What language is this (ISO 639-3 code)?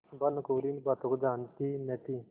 hin